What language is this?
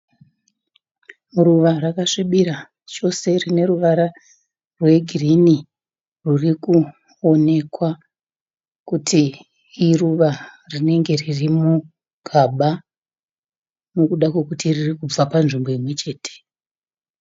Shona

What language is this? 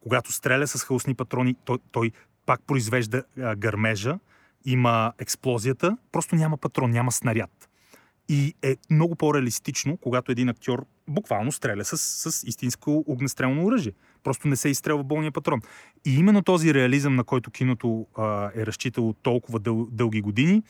Bulgarian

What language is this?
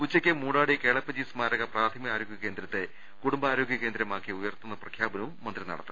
Malayalam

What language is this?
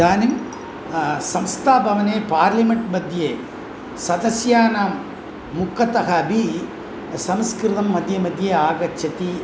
Sanskrit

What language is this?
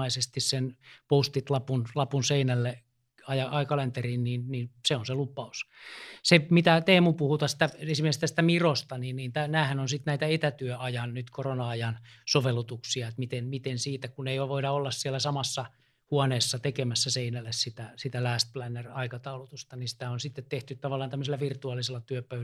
Finnish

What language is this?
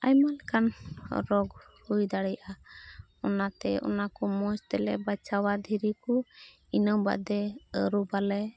Santali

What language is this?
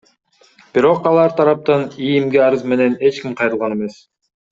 Kyrgyz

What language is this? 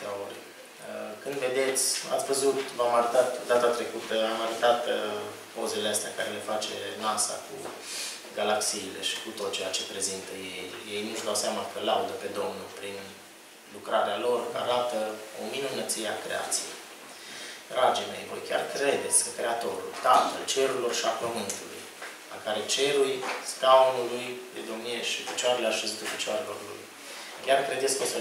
Romanian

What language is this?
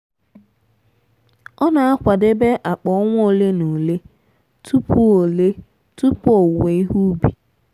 Igbo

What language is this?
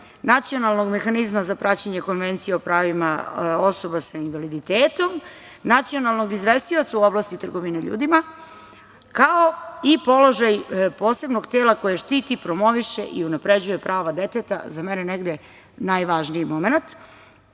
Serbian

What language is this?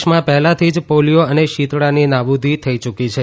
Gujarati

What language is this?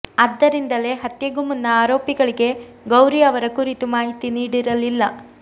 Kannada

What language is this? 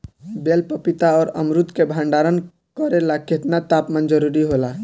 Bhojpuri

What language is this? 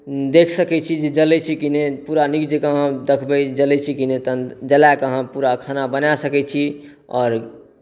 Maithili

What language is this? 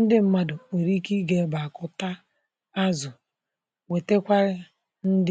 Igbo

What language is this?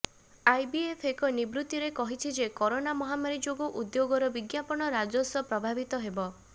Odia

